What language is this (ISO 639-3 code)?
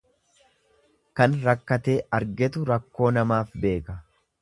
orm